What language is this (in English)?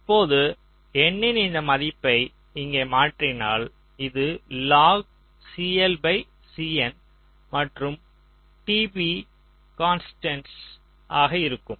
Tamil